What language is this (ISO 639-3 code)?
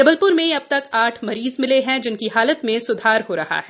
hin